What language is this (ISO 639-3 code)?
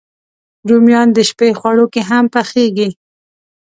pus